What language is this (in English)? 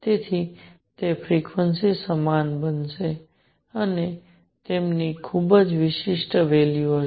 Gujarati